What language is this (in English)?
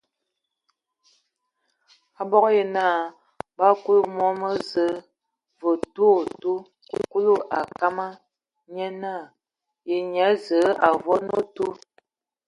Ewondo